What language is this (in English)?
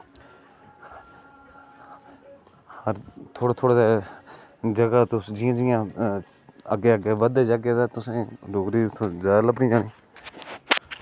Dogri